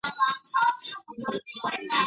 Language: Chinese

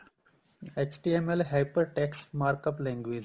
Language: Punjabi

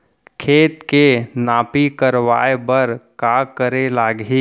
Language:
Chhattisgarhi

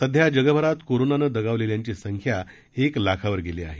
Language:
Marathi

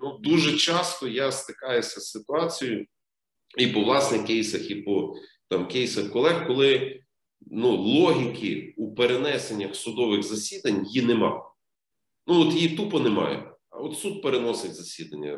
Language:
Ukrainian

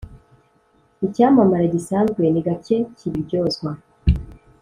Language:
Kinyarwanda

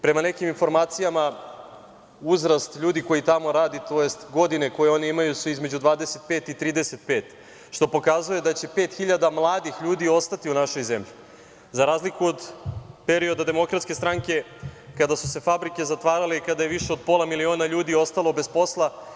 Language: Serbian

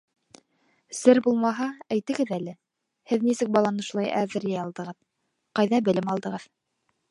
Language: Bashkir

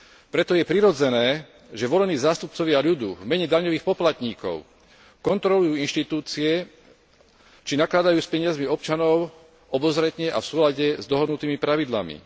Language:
Slovak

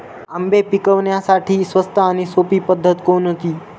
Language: Marathi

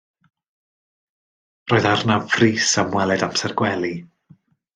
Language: Welsh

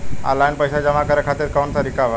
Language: Bhojpuri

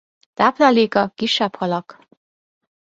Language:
Hungarian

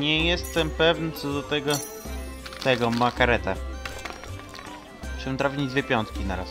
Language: Polish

